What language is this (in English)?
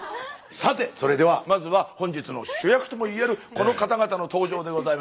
Japanese